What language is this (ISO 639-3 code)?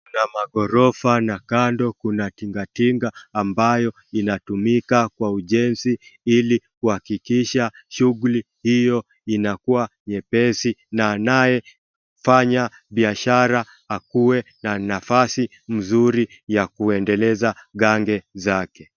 swa